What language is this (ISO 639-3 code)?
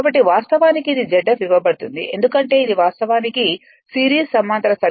tel